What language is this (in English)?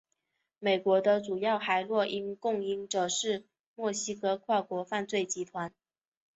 Chinese